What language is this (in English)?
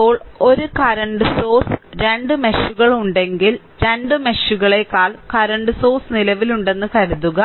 Malayalam